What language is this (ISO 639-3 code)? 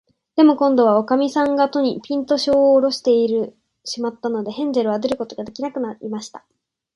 jpn